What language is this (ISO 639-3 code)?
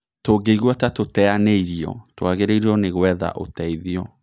kik